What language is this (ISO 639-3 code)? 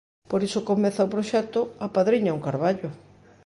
glg